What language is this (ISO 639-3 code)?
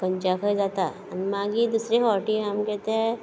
kok